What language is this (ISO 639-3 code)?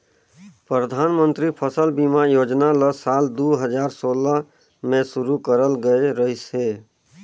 hne